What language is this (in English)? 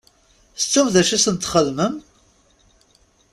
Kabyle